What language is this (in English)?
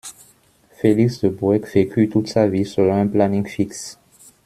French